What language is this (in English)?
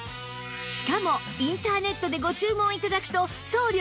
Japanese